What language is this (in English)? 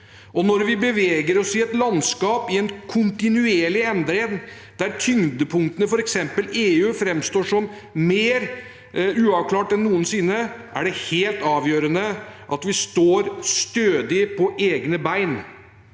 Norwegian